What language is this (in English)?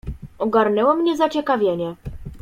Polish